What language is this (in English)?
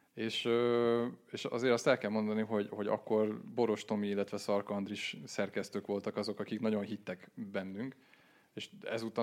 Hungarian